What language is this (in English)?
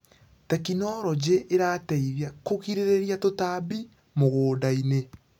Kikuyu